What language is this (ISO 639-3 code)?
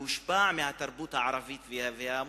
heb